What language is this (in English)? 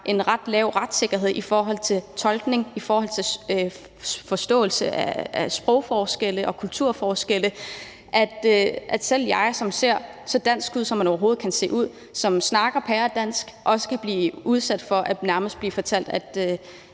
Danish